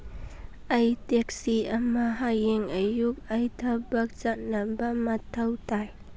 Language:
Manipuri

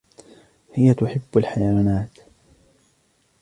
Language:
Arabic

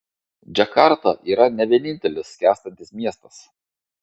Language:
Lithuanian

